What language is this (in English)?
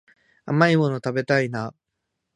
Japanese